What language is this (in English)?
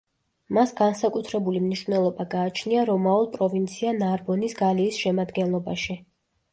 Georgian